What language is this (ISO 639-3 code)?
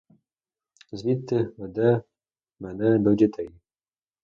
ukr